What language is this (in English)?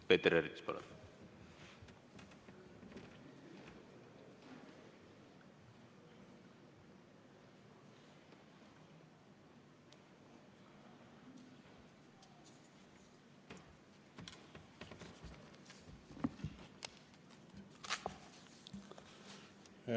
Estonian